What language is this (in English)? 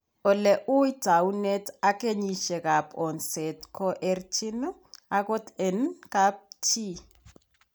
Kalenjin